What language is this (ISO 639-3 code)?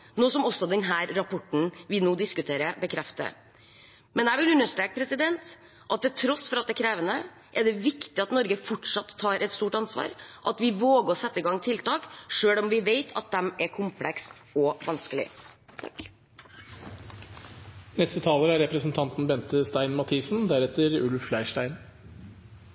nob